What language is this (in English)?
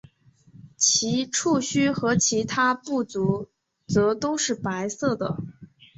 Chinese